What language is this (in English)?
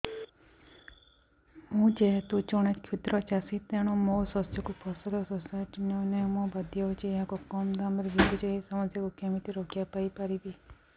Odia